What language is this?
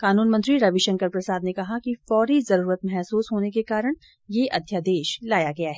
Hindi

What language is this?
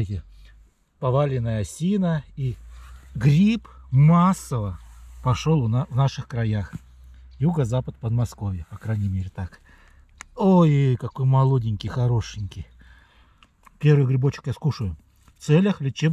Russian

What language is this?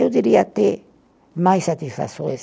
Portuguese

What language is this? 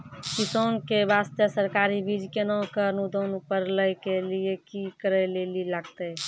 Maithili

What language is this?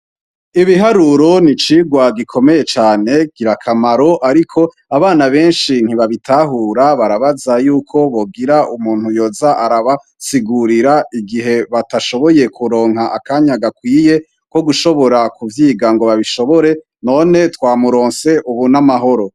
Rundi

